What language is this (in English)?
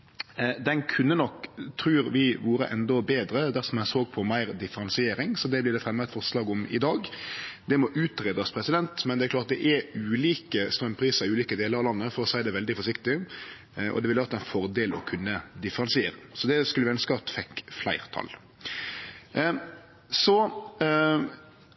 Norwegian Nynorsk